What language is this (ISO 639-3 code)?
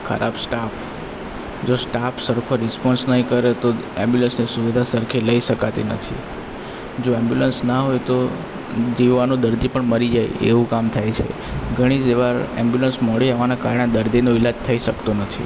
guj